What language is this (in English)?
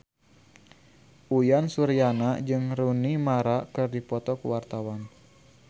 Sundanese